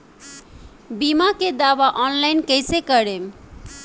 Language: Bhojpuri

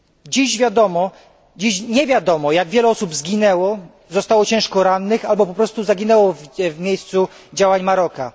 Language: Polish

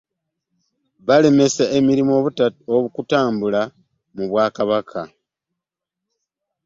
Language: Ganda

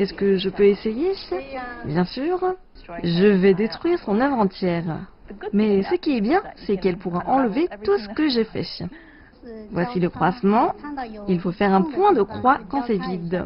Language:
French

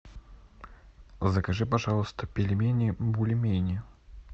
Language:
Russian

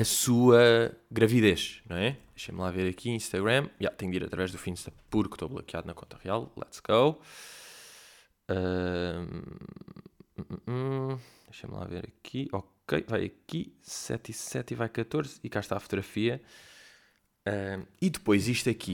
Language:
Portuguese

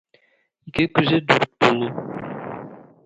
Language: Tatar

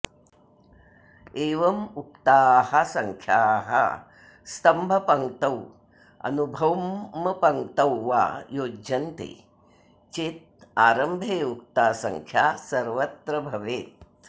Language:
Sanskrit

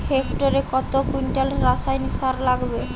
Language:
Bangla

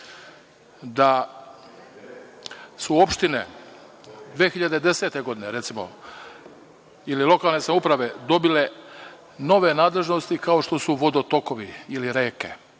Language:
Serbian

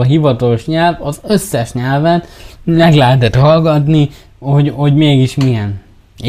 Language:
Hungarian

